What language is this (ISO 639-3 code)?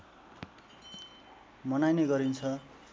nep